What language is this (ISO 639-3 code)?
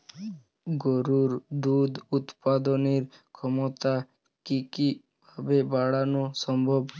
ben